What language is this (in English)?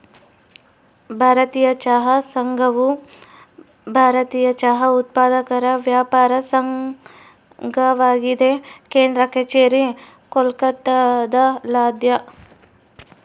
Kannada